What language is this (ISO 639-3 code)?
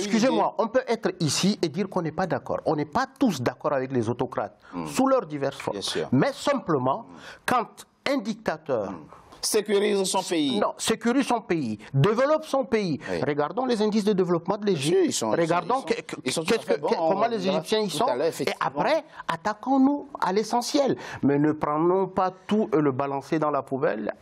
fra